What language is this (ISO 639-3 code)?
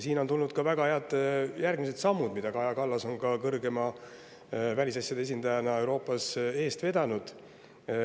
est